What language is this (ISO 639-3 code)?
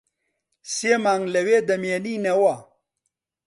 ckb